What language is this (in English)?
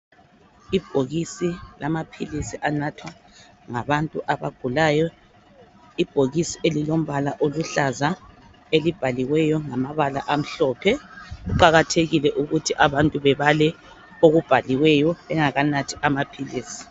North Ndebele